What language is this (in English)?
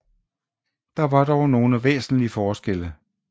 Danish